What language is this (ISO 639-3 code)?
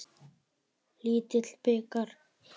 isl